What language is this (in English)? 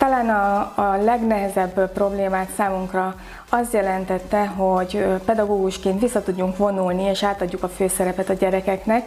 Hungarian